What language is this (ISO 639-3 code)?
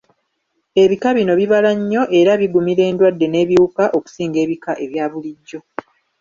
lug